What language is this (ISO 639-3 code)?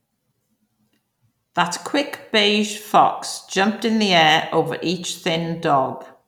eng